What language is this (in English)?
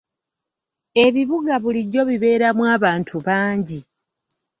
Ganda